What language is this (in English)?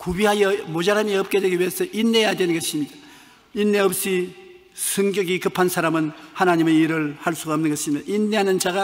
Korean